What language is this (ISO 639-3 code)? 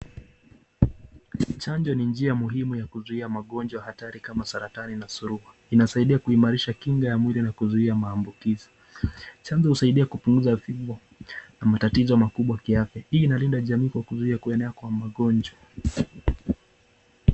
swa